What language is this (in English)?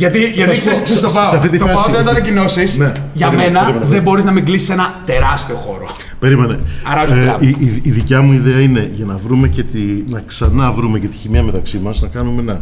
Greek